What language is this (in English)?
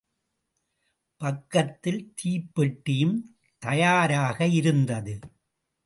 Tamil